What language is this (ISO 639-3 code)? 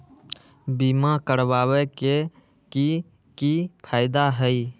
mag